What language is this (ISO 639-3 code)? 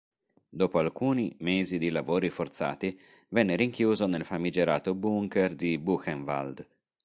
ita